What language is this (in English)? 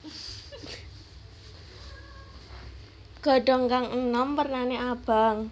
Javanese